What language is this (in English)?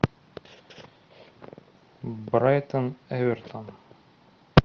Russian